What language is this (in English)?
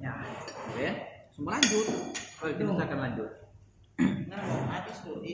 Indonesian